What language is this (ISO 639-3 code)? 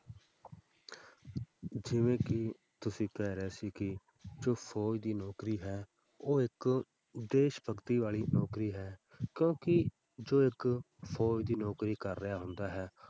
pan